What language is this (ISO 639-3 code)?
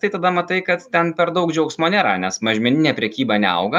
lit